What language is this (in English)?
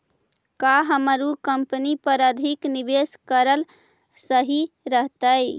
Magahi